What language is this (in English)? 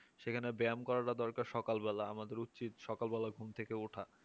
Bangla